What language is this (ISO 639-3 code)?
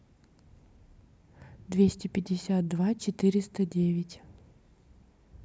rus